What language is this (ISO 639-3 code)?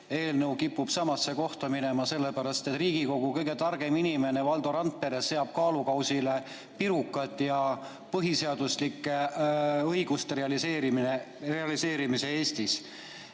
est